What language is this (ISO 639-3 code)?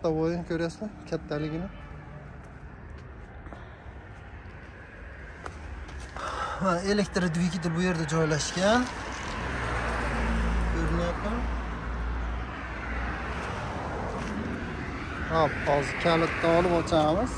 tur